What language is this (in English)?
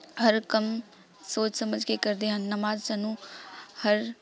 Punjabi